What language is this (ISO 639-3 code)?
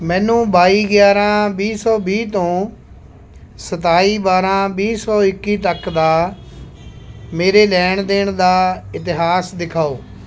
pan